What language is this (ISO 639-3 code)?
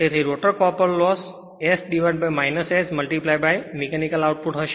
guj